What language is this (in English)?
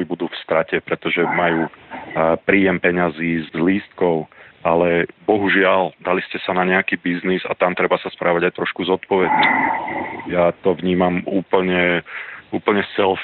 Slovak